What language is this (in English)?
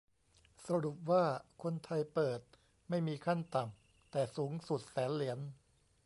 Thai